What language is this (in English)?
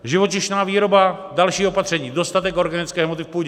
Czech